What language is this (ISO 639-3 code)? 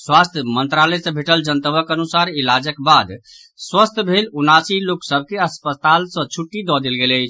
mai